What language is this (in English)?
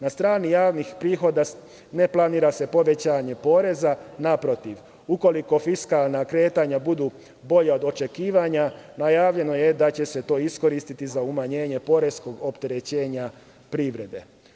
Serbian